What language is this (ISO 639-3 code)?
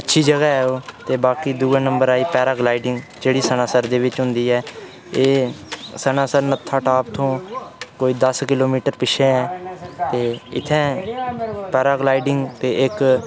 doi